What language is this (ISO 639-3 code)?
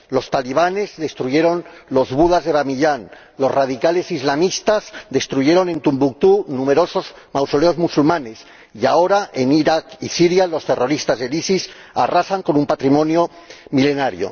spa